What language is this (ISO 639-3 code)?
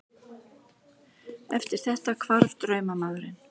isl